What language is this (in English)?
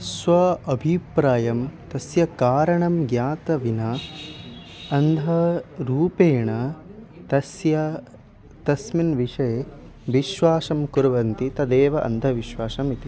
Sanskrit